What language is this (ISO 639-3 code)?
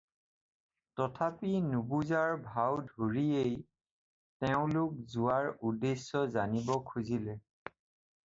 asm